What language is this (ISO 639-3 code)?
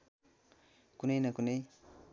nep